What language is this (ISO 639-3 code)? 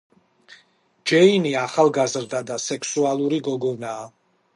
kat